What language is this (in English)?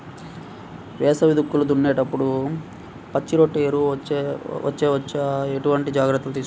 Telugu